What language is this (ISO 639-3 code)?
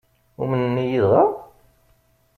kab